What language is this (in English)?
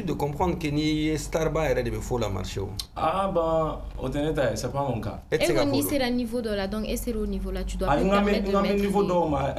French